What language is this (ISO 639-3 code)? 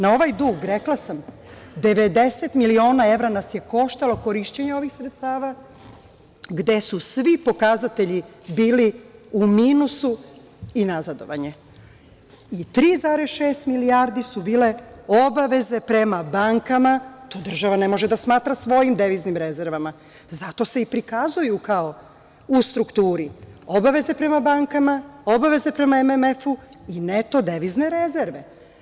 srp